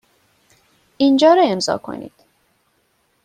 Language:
Persian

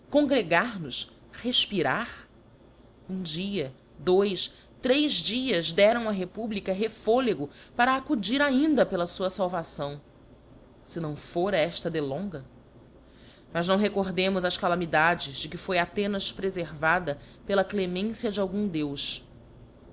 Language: Portuguese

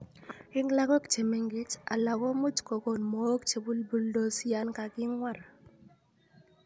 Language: Kalenjin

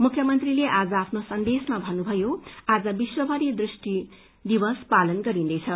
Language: Nepali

